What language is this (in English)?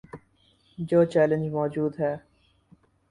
Urdu